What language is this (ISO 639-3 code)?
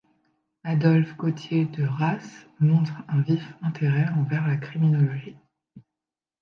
fra